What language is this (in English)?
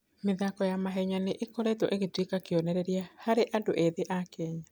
Kikuyu